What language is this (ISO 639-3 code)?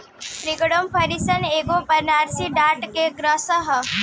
bho